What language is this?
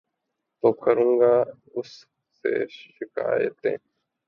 Urdu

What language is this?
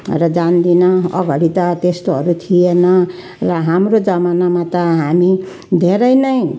Nepali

